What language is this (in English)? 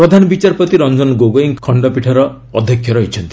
Odia